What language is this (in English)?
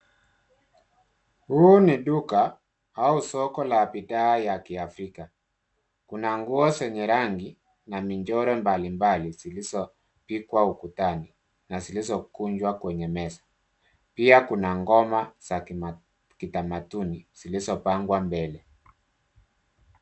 Swahili